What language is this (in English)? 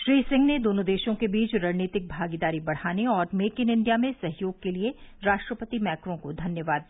Hindi